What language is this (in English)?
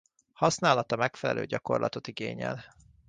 Hungarian